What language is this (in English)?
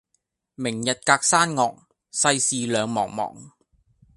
Cantonese